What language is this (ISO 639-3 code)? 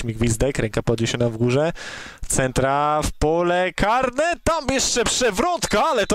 pol